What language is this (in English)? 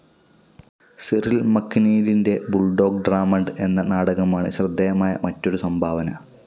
Malayalam